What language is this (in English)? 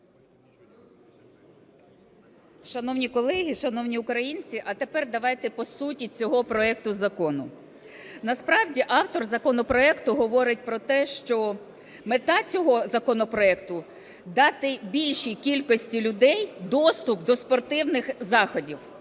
Ukrainian